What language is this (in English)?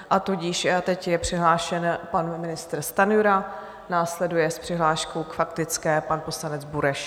Czech